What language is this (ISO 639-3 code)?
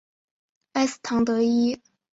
zho